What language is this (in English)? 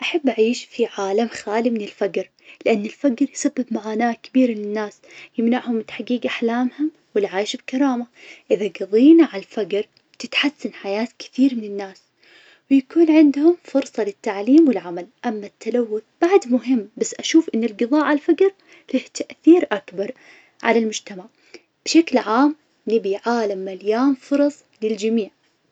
Najdi Arabic